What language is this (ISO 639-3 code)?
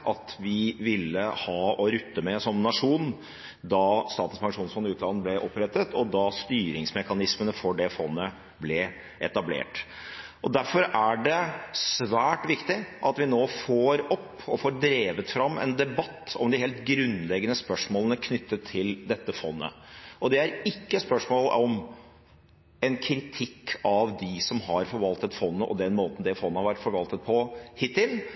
nob